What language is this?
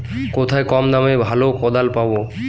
Bangla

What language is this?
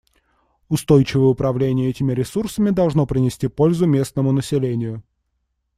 Russian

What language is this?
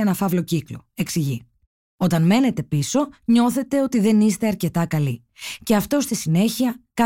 Greek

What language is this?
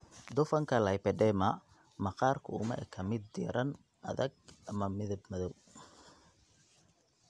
Somali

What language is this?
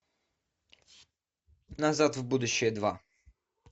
Russian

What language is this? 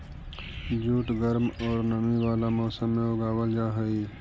Magahi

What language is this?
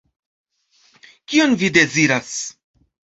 Esperanto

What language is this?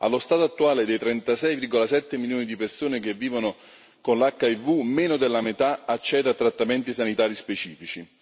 Italian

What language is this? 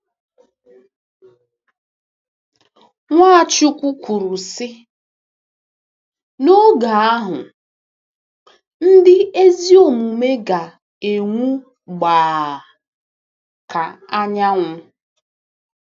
Igbo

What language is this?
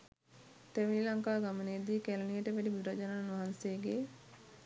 Sinhala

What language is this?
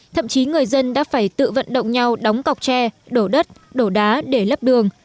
Vietnamese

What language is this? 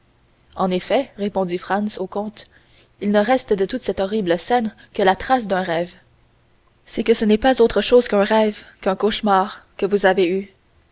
French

